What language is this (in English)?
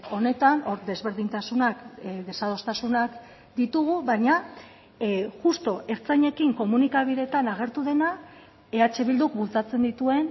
Basque